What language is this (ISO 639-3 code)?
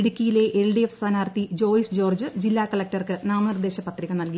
mal